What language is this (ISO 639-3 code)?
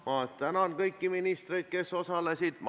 est